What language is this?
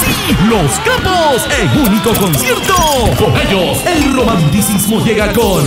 Spanish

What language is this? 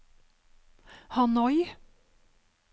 Norwegian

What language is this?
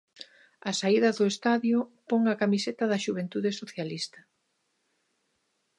Galician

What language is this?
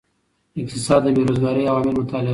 Pashto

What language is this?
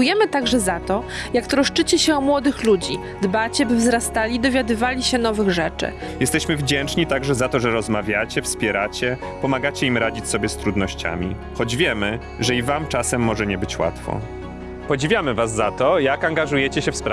Polish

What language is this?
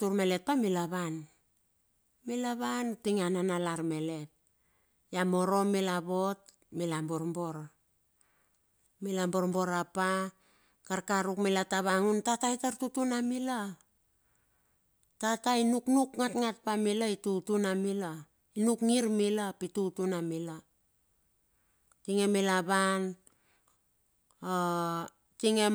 Bilur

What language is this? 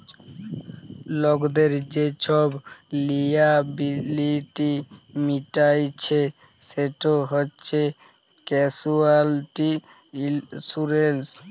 Bangla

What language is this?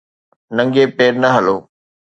Sindhi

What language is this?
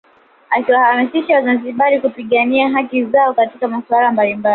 Swahili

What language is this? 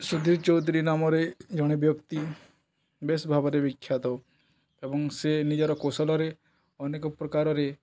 Odia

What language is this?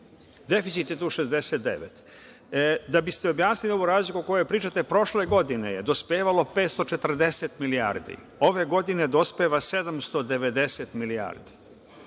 Serbian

